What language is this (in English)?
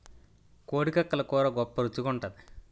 Telugu